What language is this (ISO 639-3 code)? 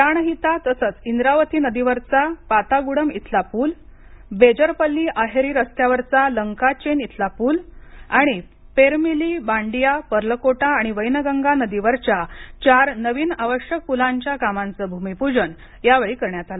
mar